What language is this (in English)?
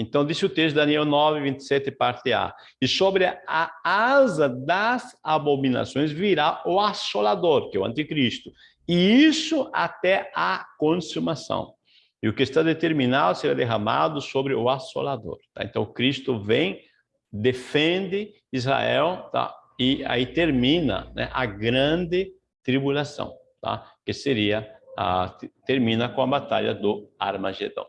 Portuguese